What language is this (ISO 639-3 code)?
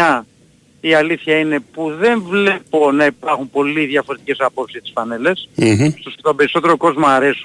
ell